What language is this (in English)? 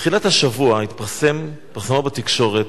Hebrew